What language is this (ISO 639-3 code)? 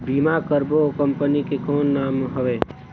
hne